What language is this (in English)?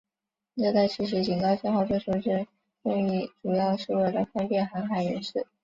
Chinese